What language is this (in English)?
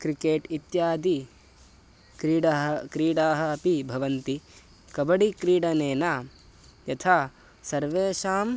Sanskrit